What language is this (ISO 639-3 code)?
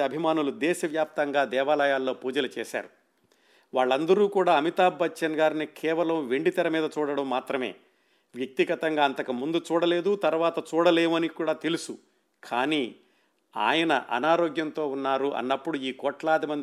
tel